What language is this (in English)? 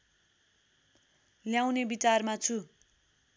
Nepali